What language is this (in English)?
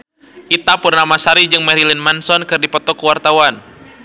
Sundanese